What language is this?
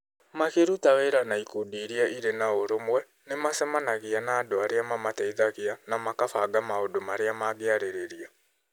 Kikuyu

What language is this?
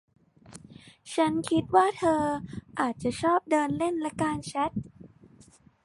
Thai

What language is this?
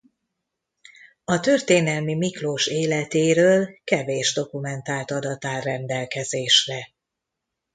Hungarian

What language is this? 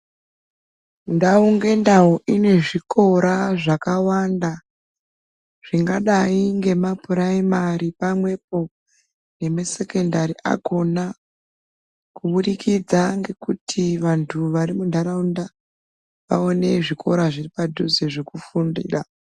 Ndau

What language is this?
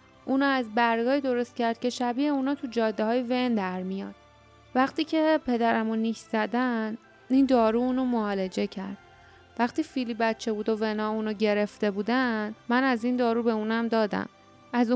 Persian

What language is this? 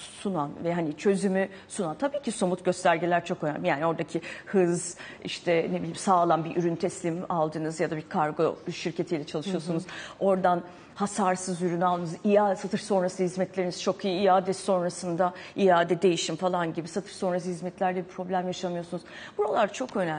Turkish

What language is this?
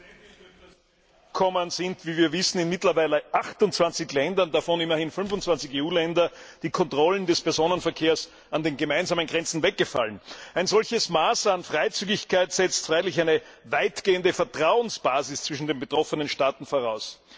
German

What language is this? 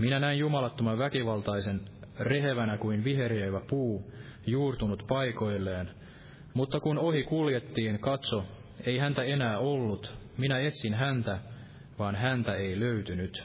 Finnish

